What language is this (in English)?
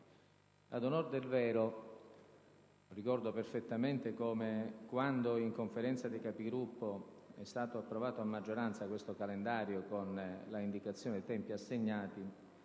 Italian